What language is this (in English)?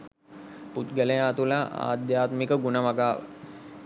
Sinhala